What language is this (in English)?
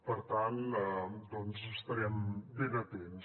Catalan